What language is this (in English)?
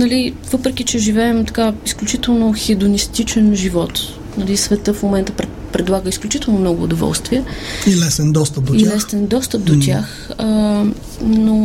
Bulgarian